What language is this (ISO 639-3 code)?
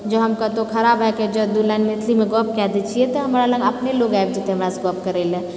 mai